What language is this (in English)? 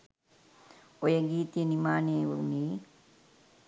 Sinhala